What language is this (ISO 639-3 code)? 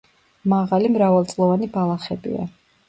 kat